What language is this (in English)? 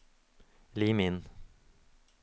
Norwegian